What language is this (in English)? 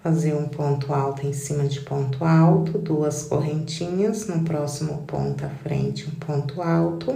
Portuguese